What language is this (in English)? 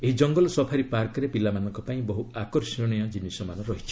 Odia